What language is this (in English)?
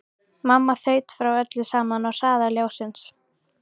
Icelandic